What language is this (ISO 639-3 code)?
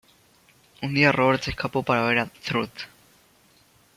spa